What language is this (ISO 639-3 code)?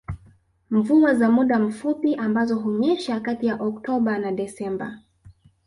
swa